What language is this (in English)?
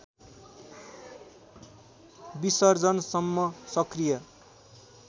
Nepali